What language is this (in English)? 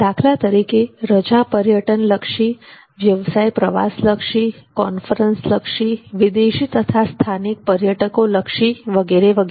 Gujarati